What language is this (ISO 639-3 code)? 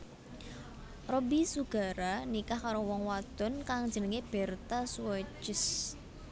jav